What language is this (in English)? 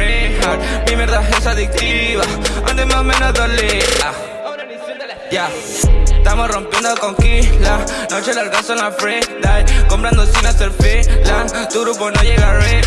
Dutch